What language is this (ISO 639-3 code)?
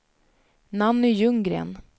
swe